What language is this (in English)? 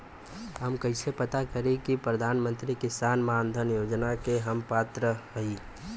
Bhojpuri